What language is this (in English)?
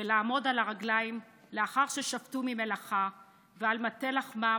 Hebrew